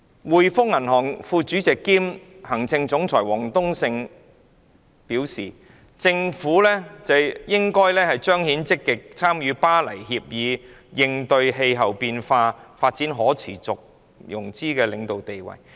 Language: Cantonese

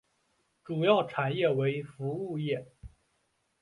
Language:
Chinese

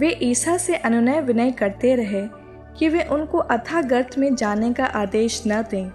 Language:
Hindi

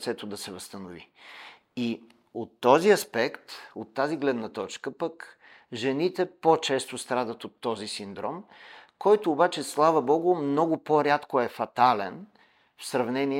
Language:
Bulgarian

